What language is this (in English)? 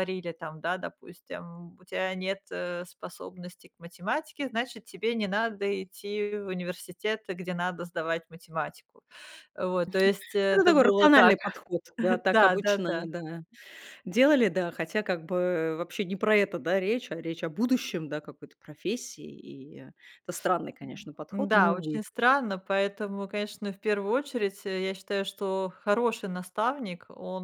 Russian